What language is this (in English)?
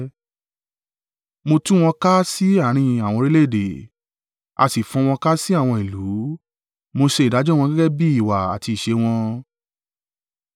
Yoruba